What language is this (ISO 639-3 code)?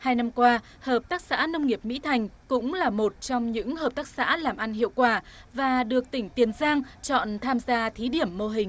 vie